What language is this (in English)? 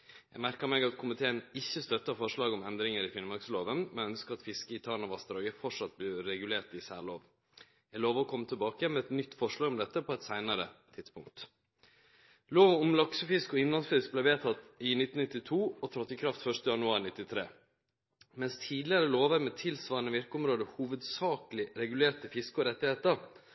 Norwegian Nynorsk